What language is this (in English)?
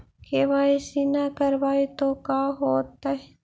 Magahi